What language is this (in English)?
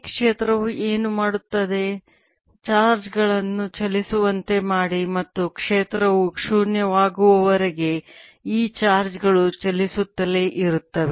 Kannada